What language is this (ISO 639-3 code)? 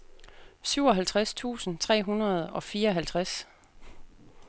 dan